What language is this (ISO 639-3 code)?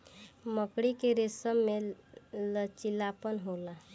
bho